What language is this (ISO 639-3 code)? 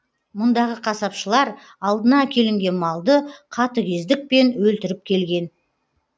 kaz